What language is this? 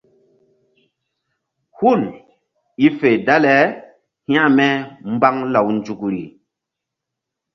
Mbum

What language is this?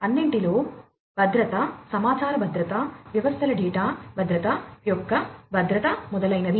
Telugu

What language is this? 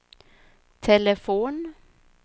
Swedish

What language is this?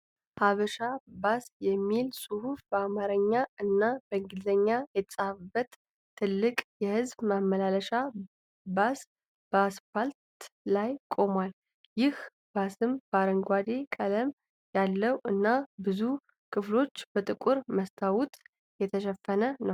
Amharic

